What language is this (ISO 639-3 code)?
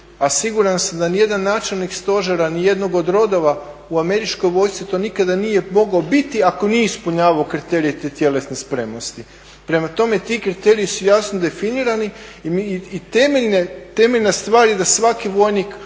hrv